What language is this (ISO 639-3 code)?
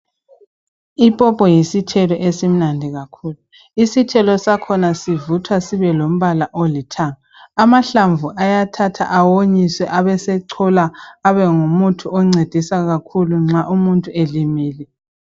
nde